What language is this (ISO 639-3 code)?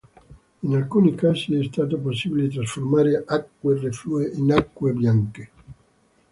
ita